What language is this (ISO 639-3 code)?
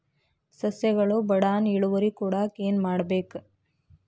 kan